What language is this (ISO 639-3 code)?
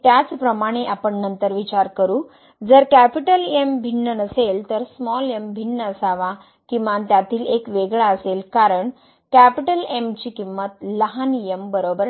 mar